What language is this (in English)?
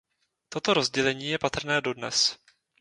Czech